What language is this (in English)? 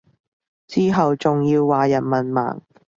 Cantonese